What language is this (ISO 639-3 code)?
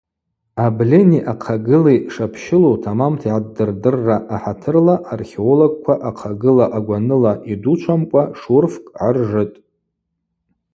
abq